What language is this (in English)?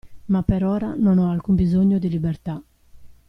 Italian